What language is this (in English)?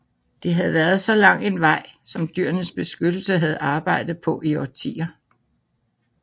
Danish